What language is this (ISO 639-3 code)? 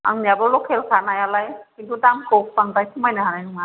brx